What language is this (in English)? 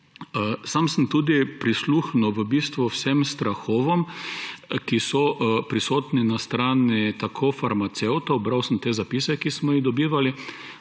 Slovenian